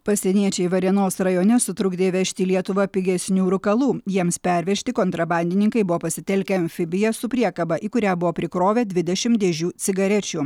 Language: Lithuanian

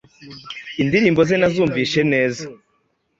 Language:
Kinyarwanda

